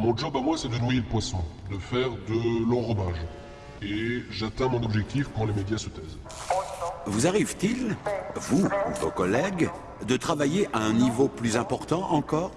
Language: French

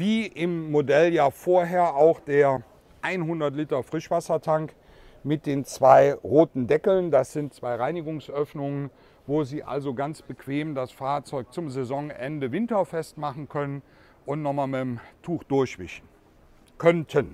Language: German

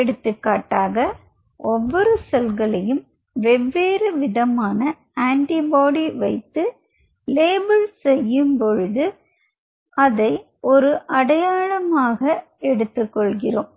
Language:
Tamil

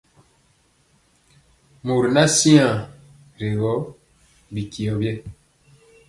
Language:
Mpiemo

